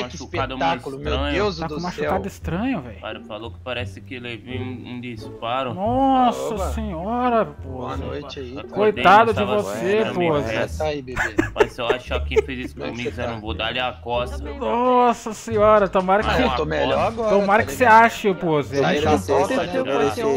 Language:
Portuguese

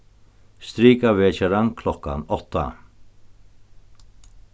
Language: Faroese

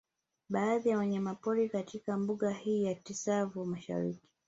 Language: Swahili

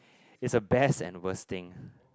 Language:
English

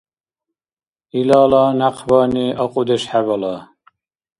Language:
Dargwa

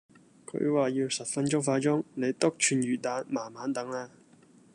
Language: Cantonese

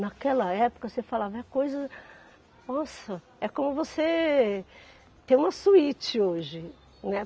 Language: Portuguese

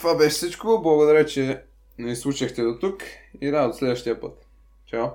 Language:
Bulgarian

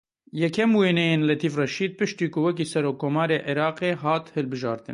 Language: Kurdish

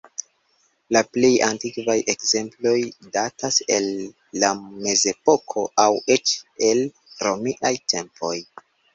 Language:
Esperanto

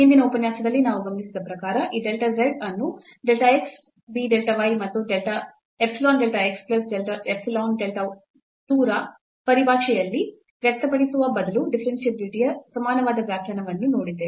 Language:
Kannada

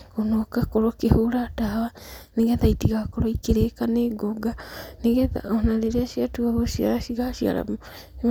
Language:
Kikuyu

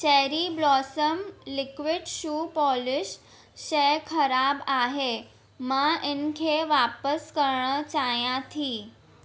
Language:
Sindhi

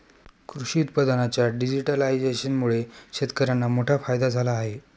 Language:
Marathi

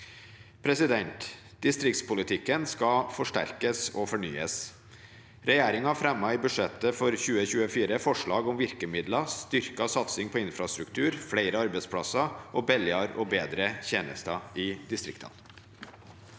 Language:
Norwegian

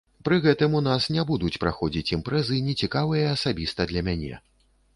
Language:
Belarusian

